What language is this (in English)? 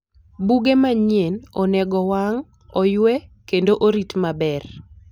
Luo (Kenya and Tanzania)